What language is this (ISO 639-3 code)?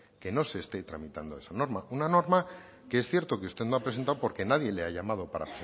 spa